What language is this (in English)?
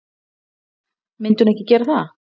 Icelandic